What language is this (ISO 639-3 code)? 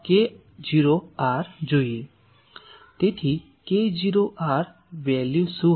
guj